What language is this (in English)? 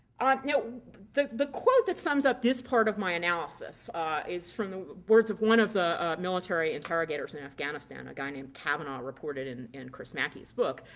English